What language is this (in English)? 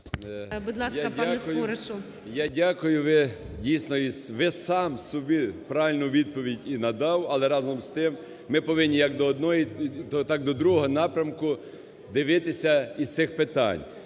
Ukrainian